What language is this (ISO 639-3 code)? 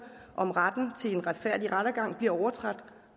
dan